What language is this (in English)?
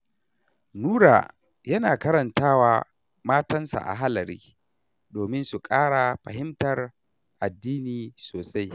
Hausa